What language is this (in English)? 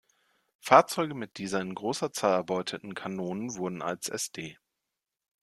German